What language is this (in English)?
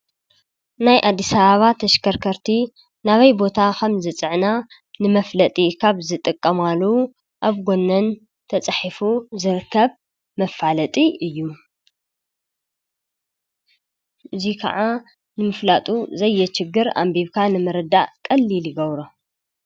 Tigrinya